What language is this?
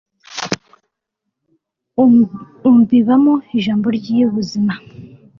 Kinyarwanda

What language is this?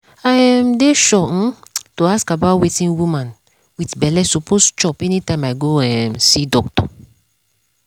Nigerian Pidgin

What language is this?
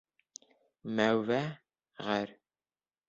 Bashkir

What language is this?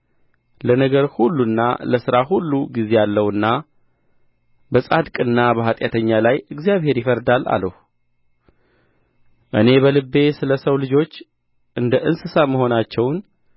Amharic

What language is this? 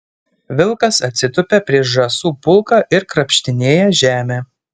Lithuanian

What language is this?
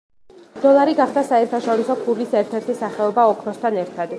Georgian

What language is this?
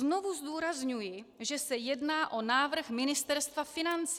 Czech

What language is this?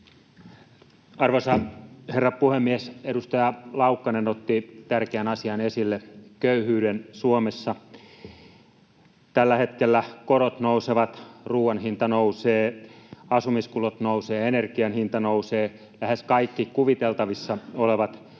Finnish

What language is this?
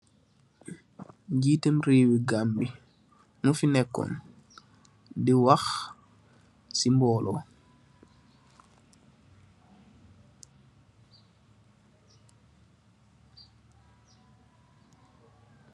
Wolof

